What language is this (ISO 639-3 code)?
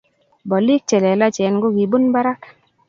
kln